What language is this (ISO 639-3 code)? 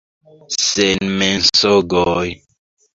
epo